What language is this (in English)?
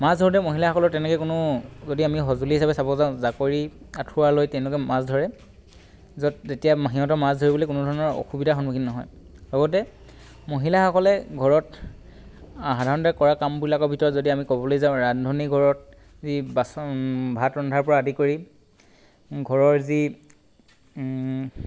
Assamese